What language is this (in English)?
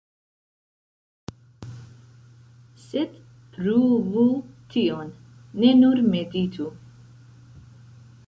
Esperanto